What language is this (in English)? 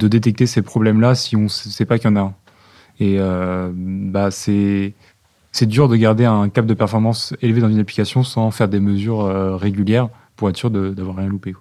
French